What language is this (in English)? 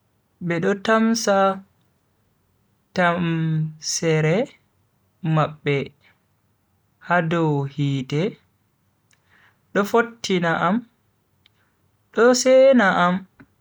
Bagirmi Fulfulde